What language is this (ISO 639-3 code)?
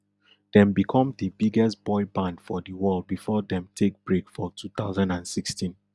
pcm